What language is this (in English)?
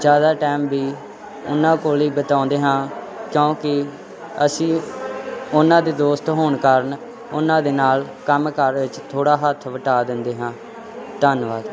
Punjabi